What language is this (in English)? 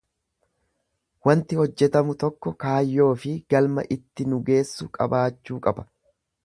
Oromo